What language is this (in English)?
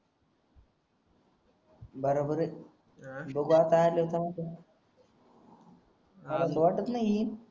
Marathi